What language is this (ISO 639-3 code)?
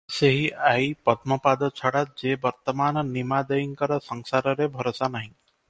ori